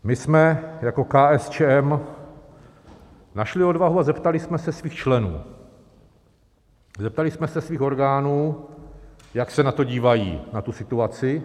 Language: Czech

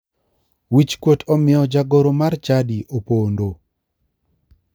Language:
Luo (Kenya and Tanzania)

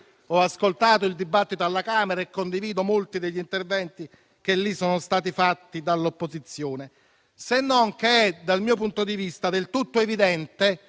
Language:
Italian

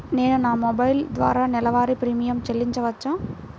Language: Telugu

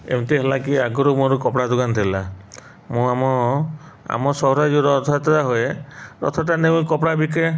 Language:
Odia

